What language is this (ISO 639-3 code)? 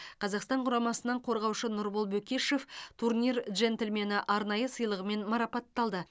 kaz